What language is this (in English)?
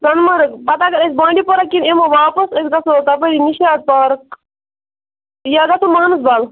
Kashmiri